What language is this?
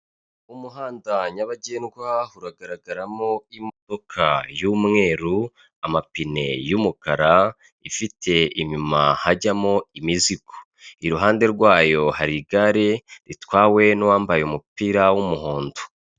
Kinyarwanda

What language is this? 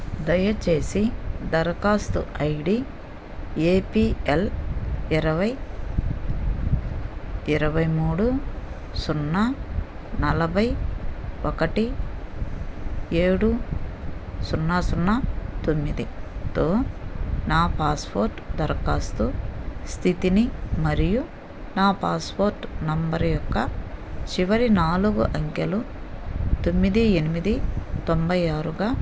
Telugu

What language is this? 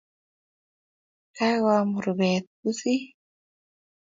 Kalenjin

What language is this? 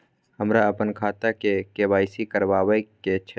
Maithili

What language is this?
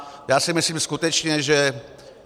Czech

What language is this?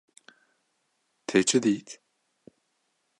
Kurdish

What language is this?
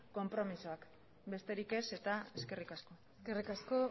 Basque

